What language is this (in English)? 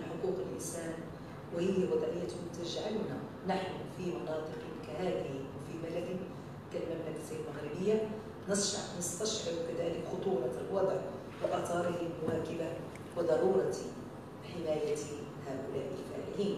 Arabic